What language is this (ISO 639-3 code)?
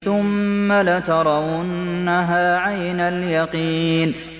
ara